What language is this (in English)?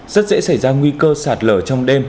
Vietnamese